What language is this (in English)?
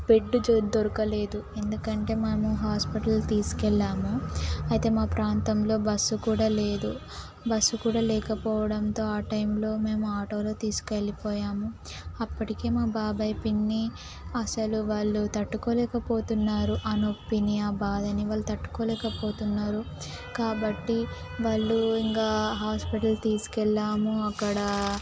Telugu